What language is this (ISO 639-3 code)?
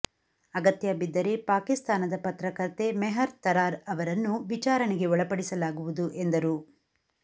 kan